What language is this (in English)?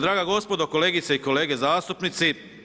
Croatian